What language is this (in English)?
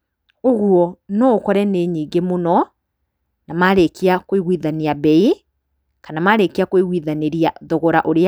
Kikuyu